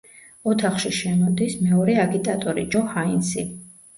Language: Georgian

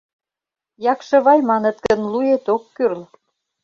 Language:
Mari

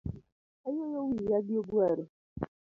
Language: Luo (Kenya and Tanzania)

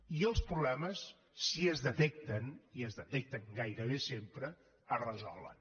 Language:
Catalan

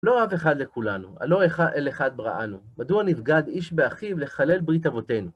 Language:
Hebrew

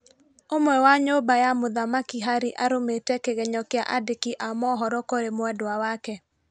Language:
Kikuyu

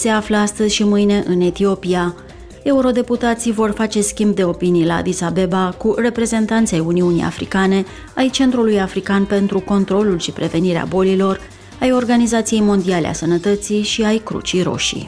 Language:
Romanian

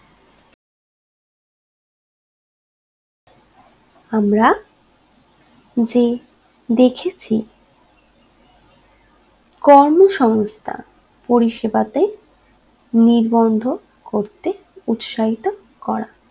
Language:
Bangla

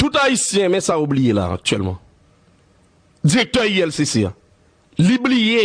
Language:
French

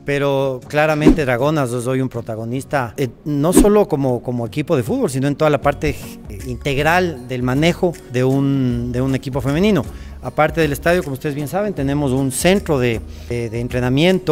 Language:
Spanish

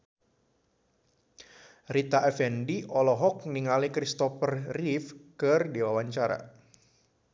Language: Sundanese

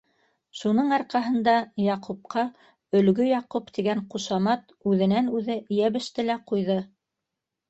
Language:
Bashkir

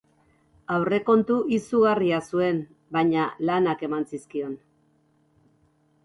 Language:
Basque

